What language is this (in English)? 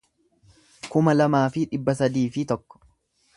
Oromo